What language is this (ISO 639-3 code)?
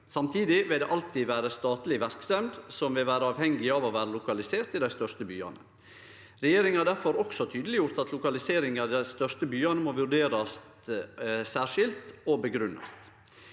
nor